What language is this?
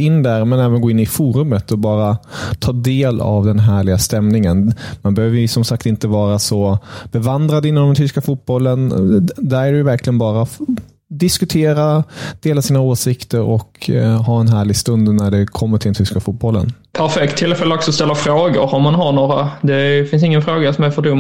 Swedish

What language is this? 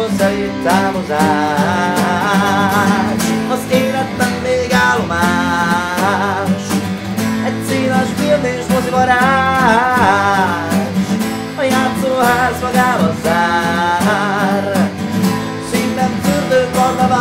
Hungarian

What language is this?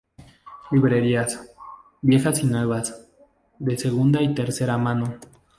Spanish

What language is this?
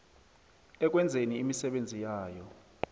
South Ndebele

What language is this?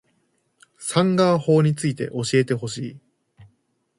Japanese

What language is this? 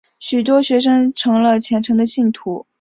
Chinese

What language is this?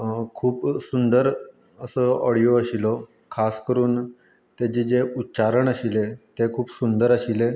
Konkani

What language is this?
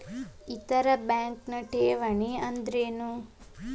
Kannada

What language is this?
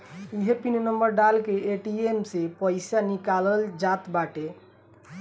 Bhojpuri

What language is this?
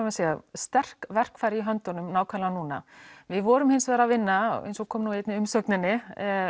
Icelandic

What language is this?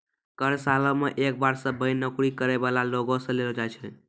Maithili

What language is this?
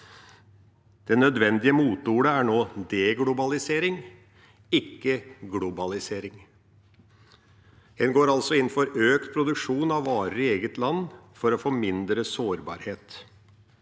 Norwegian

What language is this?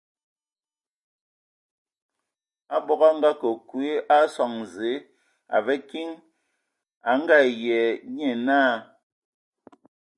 Ewondo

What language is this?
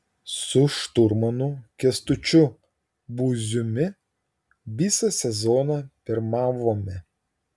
Lithuanian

